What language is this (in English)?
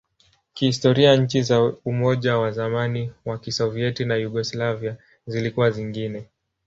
Swahili